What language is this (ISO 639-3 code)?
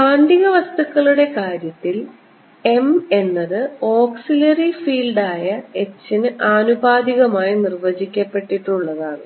mal